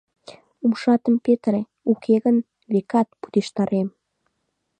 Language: Mari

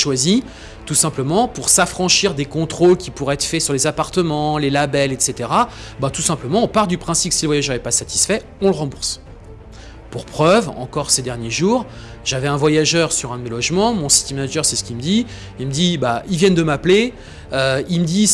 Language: French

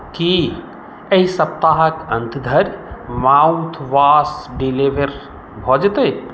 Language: Maithili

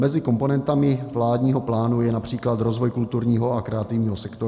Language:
Czech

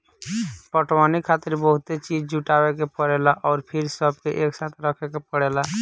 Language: Bhojpuri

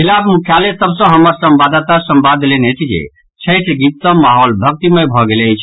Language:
Maithili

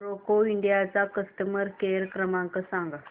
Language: Marathi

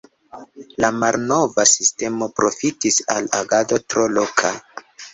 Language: Esperanto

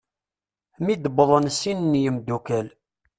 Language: Kabyle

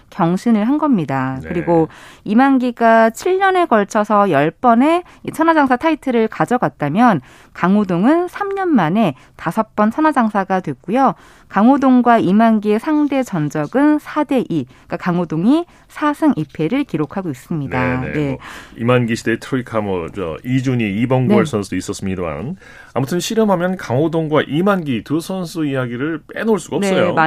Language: Korean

